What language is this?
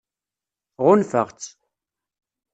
Kabyle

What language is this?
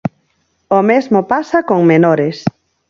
Galician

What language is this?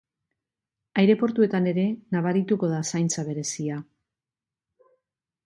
Basque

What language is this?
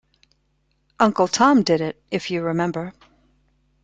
English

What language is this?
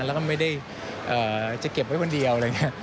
Thai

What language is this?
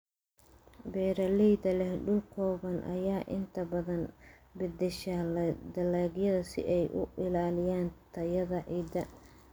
Somali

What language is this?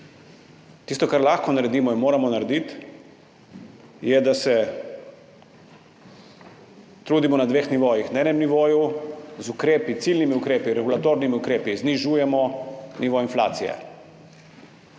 Slovenian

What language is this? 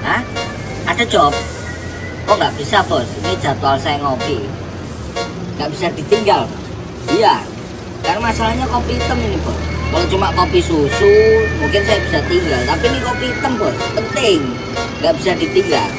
Indonesian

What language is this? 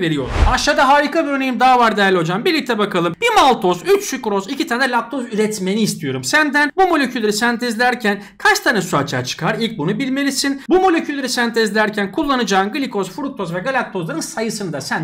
Turkish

